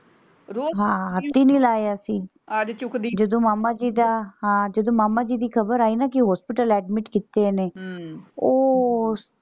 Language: Punjabi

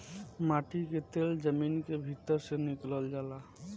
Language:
Bhojpuri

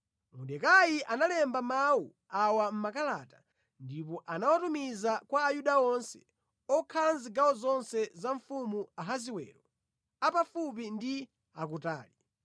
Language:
Nyanja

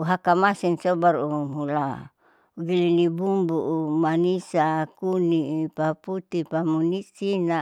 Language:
Saleman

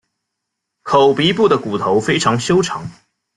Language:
Chinese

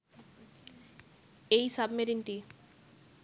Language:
Bangla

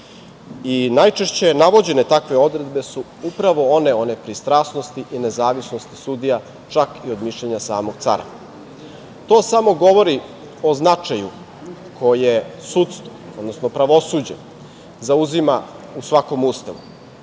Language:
Serbian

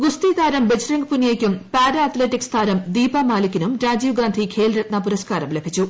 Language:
Malayalam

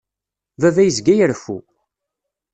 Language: Kabyle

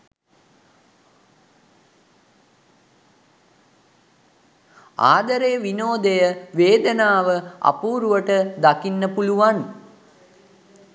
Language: Sinhala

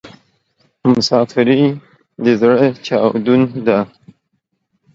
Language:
Pashto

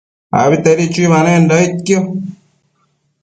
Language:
Matsés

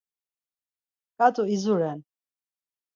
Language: Laz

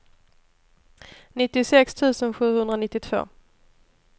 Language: Swedish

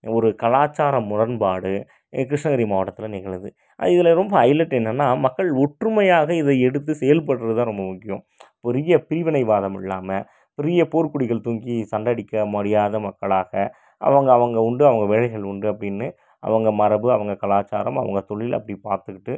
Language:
Tamil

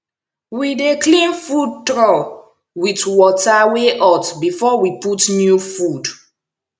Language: Nigerian Pidgin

